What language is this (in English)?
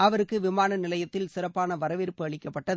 Tamil